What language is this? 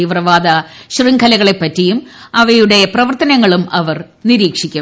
Malayalam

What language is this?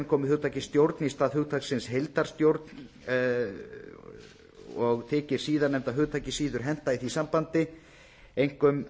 Icelandic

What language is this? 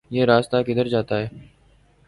Urdu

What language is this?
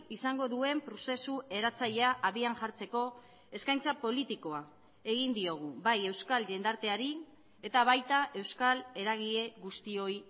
Basque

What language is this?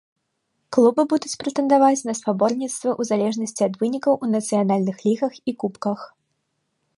Belarusian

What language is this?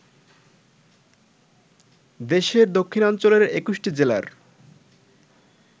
Bangla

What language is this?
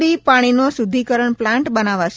Gujarati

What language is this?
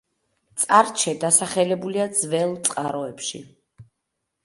Georgian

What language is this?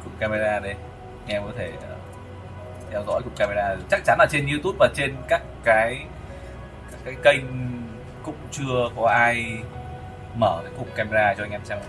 Vietnamese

